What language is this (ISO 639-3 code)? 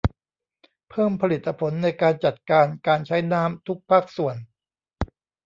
tha